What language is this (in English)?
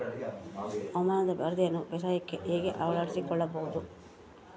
Kannada